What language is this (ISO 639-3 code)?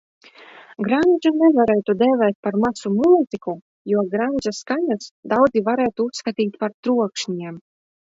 lav